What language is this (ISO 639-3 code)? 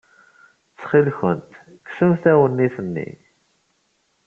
kab